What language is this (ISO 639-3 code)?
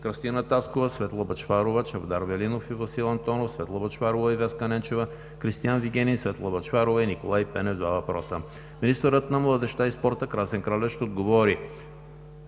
bul